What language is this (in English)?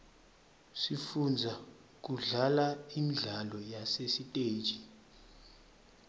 Swati